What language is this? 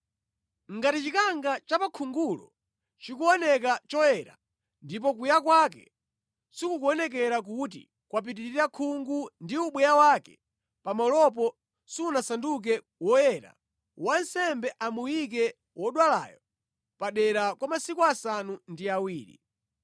Nyanja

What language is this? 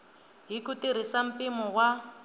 Tsonga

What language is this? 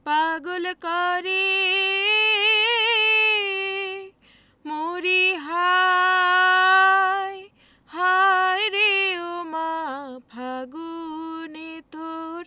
Bangla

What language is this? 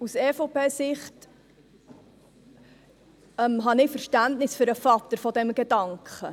Swiss German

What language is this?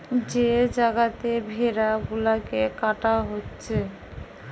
Bangla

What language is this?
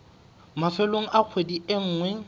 Southern Sotho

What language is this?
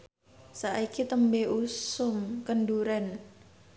Javanese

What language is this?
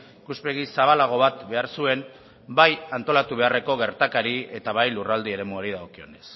Basque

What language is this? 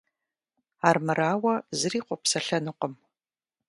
Kabardian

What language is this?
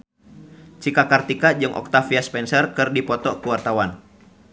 Sundanese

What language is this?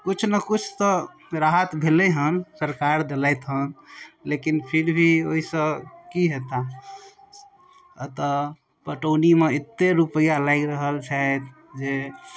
Maithili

